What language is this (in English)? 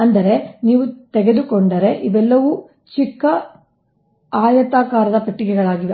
Kannada